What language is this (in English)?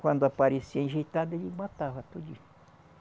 Portuguese